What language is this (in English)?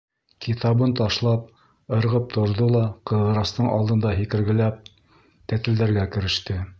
Bashkir